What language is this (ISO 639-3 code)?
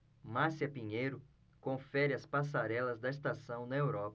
por